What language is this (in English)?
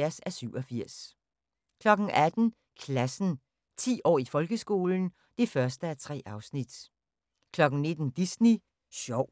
Danish